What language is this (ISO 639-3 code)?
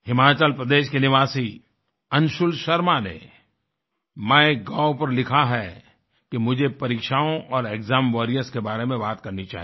hin